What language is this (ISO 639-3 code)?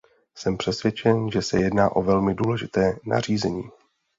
ces